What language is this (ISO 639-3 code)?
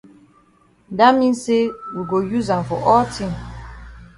wes